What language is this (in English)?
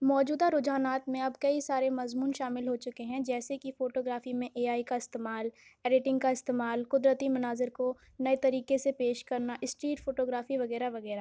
Urdu